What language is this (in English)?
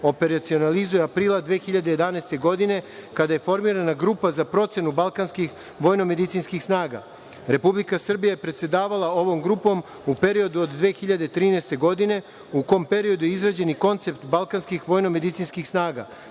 Serbian